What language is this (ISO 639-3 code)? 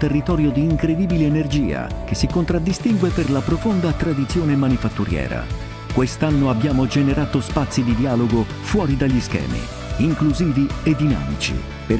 ita